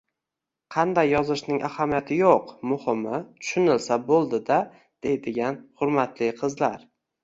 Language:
Uzbek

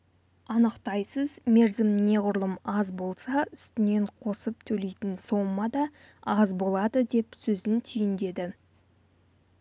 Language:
Kazakh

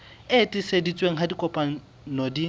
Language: Southern Sotho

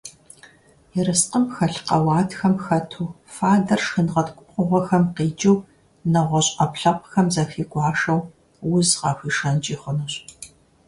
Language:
Kabardian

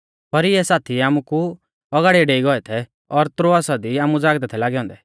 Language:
Mahasu Pahari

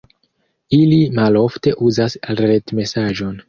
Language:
Esperanto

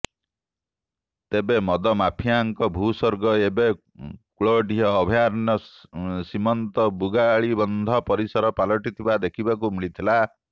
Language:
Odia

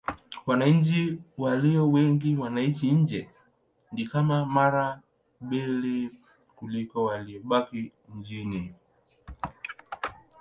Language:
Swahili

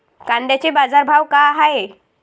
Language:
Marathi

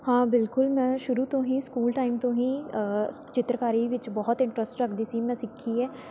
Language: Punjabi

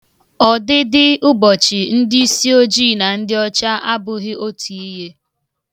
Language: Igbo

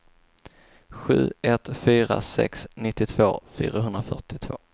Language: Swedish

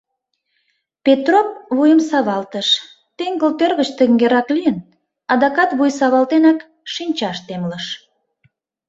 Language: Mari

